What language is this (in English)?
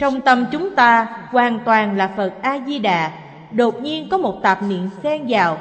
Vietnamese